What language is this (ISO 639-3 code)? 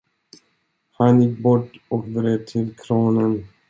swe